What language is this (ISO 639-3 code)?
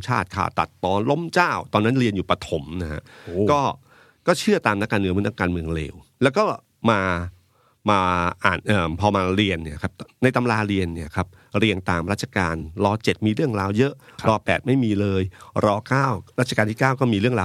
tha